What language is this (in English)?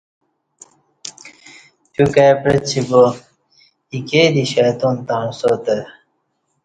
Kati